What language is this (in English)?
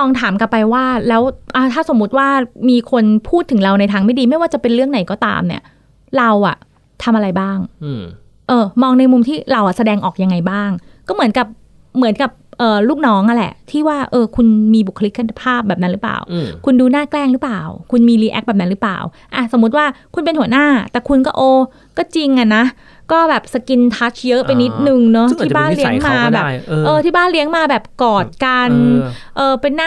Thai